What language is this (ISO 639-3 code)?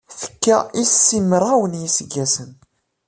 kab